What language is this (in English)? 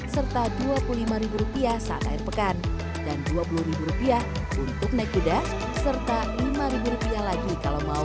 Indonesian